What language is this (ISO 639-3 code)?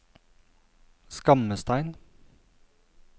nor